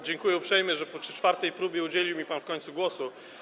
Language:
Polish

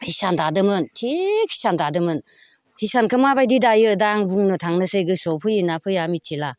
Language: Bodo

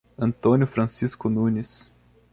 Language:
Portuguese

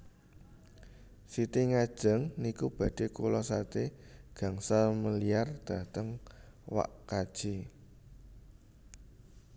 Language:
Javanese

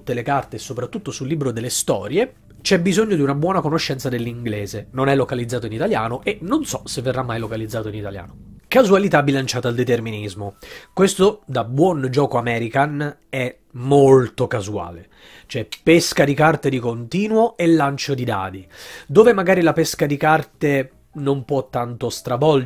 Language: Italian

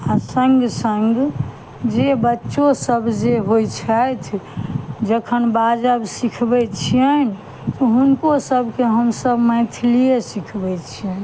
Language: Maithili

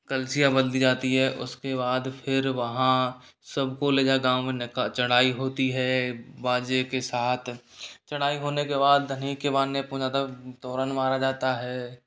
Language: Hindi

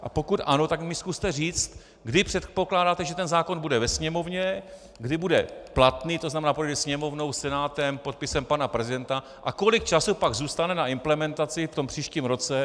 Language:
Czech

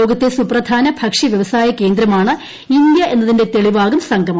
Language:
Malayalam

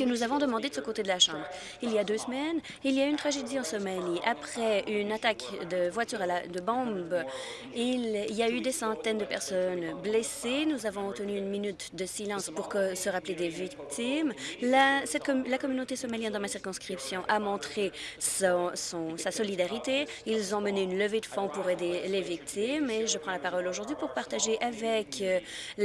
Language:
French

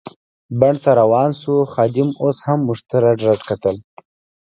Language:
Pashto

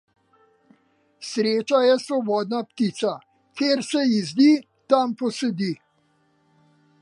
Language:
Slovenian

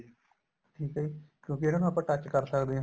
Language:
Punjabi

